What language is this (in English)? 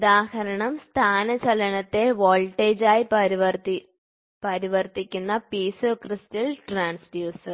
Malayalam